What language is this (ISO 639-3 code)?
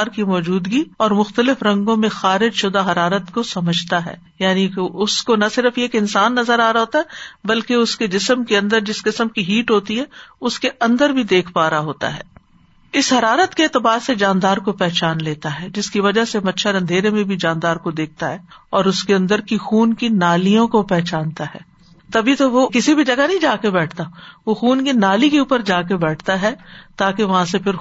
urd